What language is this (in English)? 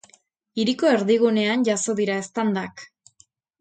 Basque